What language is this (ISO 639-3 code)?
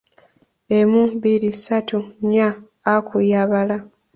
lug